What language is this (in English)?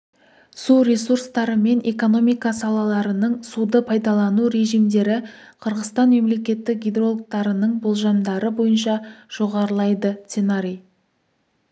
Kazakh